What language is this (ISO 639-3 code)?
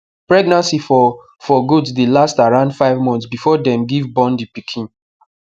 pcm